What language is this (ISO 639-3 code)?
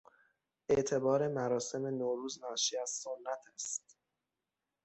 fas